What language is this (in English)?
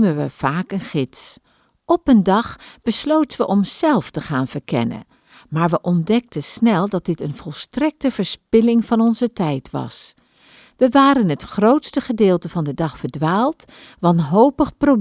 Dutch